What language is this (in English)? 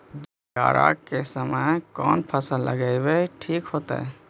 Magahi